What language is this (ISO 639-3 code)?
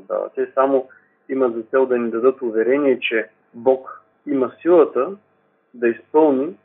bul